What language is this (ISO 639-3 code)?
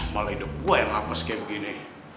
ind